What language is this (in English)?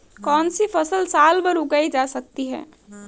Hindi